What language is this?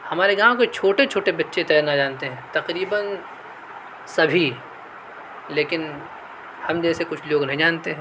Urdu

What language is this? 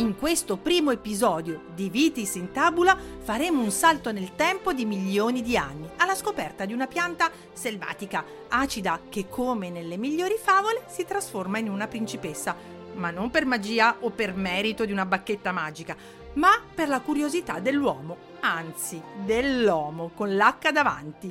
Italian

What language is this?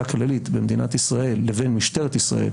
Hebrew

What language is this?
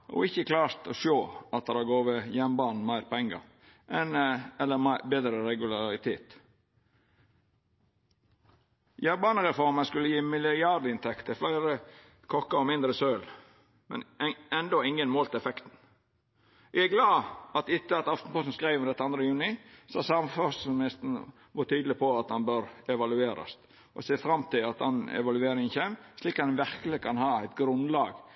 Norwegian Nynorsk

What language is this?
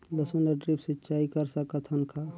Chhattisgarhi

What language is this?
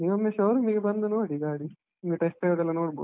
Kannada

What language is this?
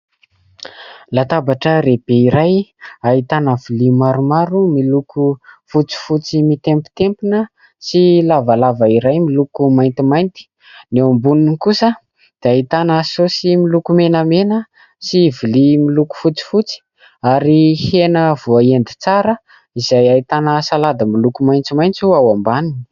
Malagasy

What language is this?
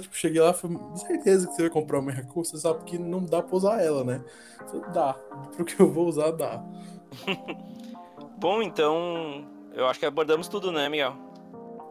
Portuguese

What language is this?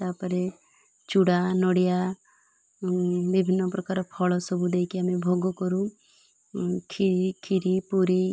Odia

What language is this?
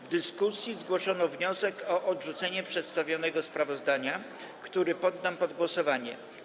Polish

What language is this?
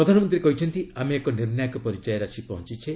Odia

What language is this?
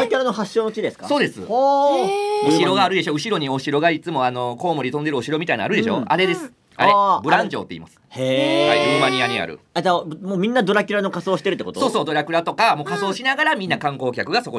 Japanese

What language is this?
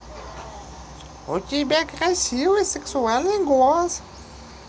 Russian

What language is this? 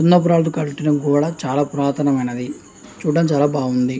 Telugu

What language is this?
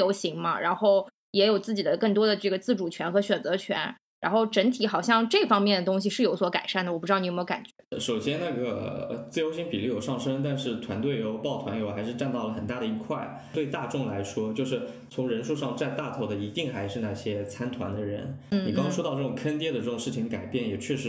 Chinese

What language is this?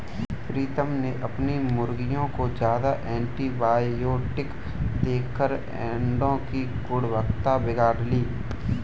Hindi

